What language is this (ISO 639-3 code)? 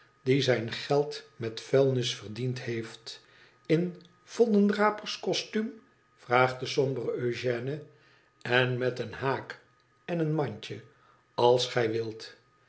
nld